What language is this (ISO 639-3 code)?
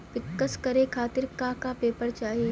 bho